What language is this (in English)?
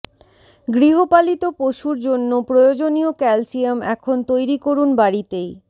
Bangla